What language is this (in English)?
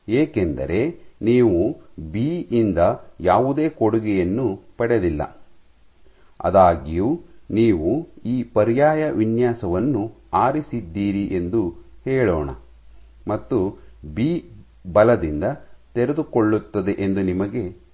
Kannada